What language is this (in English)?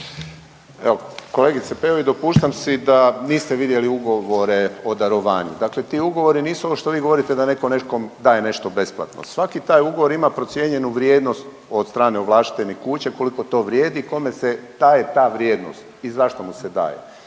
Croatian